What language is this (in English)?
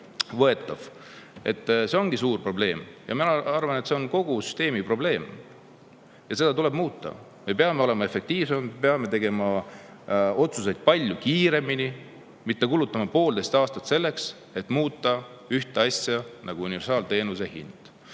Estonian